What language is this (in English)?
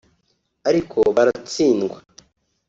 Kinyarwanda